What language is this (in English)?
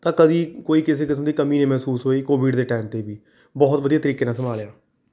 Punjabi